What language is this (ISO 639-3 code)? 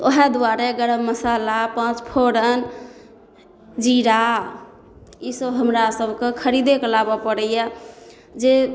mai